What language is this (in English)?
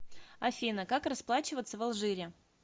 Russian